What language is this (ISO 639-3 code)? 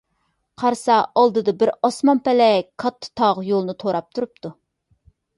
uig